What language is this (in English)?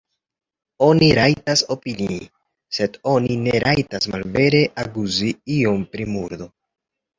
Esperanto